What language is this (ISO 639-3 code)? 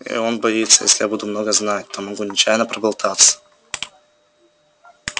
rus